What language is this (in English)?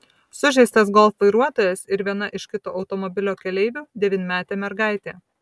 Lithuanian